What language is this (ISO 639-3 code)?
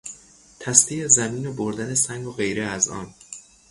fas